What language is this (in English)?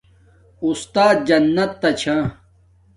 Domaaki